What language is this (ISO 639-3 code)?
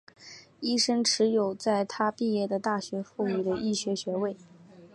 zho